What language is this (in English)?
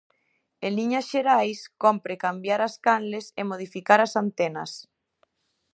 Galician